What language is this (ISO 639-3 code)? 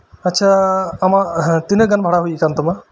sat